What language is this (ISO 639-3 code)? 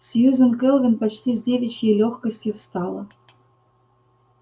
rus